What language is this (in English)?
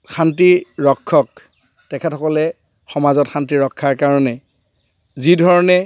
Assamese